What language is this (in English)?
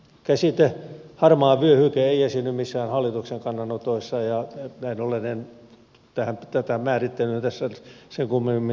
Finnish